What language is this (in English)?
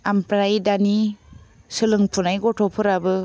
Bodo